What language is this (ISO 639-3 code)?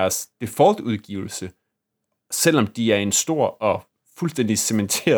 dan